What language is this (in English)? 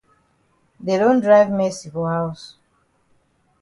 Cameroon Pidgin